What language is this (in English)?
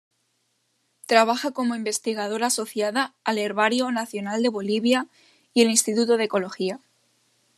Spanish